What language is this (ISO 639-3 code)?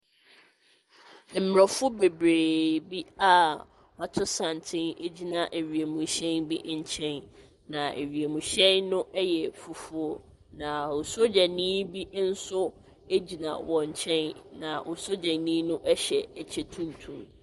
aka